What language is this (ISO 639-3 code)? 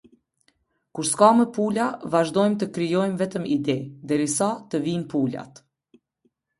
sqi